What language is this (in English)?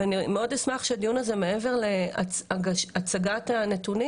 Hebrew